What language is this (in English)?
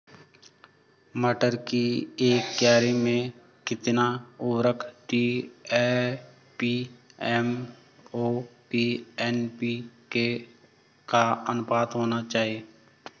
Hindi